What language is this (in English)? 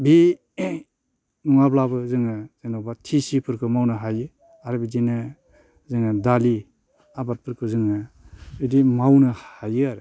Bodo